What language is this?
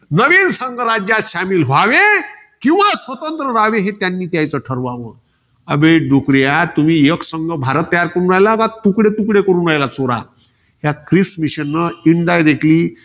Marathi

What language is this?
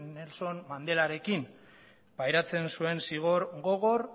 Basque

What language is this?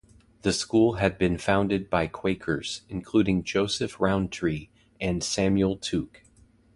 English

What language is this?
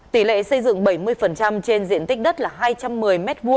Vietnamese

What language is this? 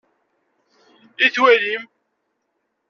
Kabyle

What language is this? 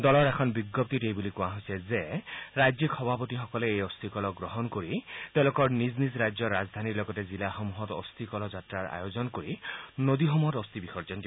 Assamese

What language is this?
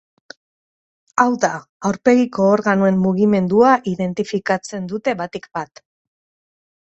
Basque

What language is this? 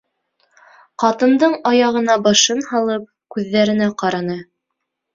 Bashkir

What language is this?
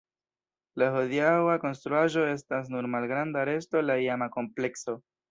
Esperanto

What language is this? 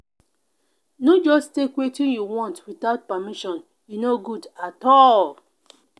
Nigerian Pidgin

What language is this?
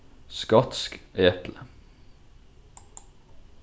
Faroese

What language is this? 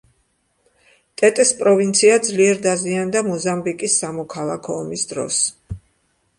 Georgian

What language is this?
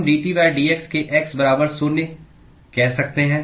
Hindi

